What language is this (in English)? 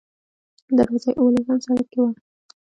Pashto